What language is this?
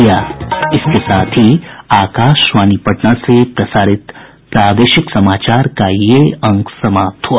Hindi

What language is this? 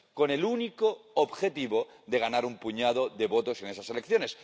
Spanish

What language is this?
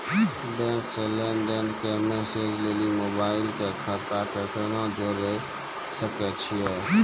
Maithili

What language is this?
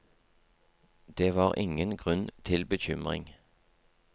Norwegian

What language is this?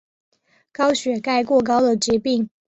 Chinese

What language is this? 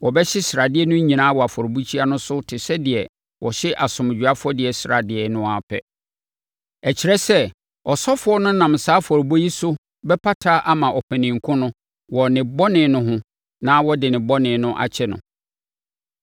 Akan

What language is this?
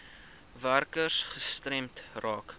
Afrikaans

